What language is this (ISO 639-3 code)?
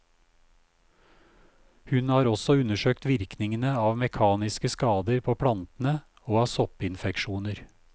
nor